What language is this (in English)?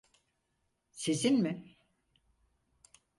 Turkish